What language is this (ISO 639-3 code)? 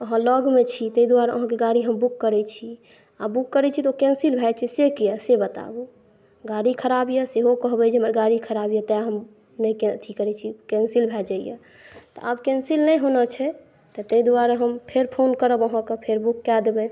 mai